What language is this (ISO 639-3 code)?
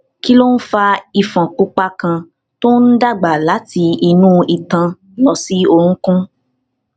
yor